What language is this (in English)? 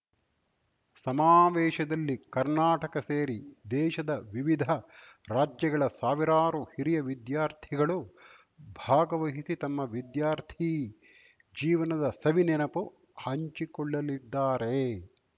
Kannada